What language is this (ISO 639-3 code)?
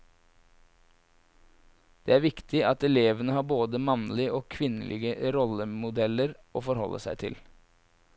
nor